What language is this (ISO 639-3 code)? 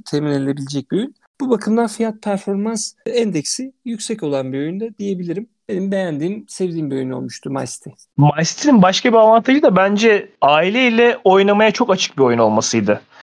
tur